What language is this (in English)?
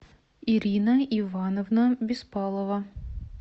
Russian